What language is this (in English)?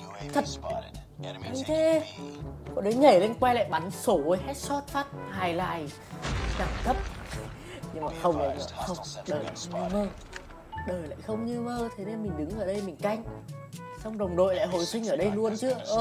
Vietnamese